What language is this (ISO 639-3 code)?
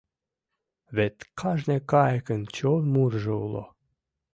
chm